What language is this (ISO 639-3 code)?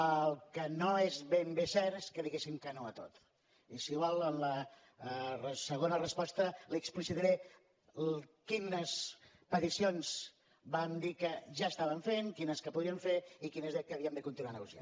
cat